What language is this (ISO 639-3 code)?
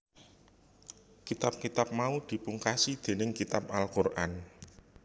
jav